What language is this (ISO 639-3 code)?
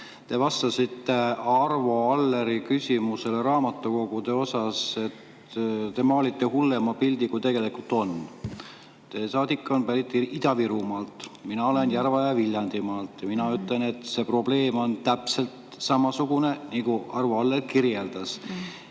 est